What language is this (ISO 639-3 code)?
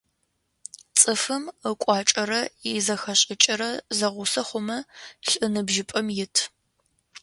ady